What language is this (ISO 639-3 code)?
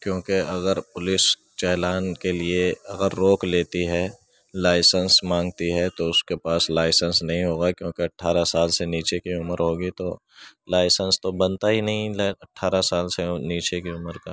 urd